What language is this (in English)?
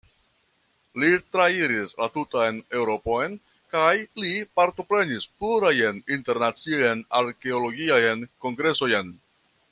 Esperanto